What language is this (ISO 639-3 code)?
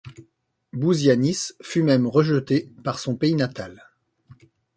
fra